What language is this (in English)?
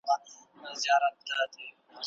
Pashto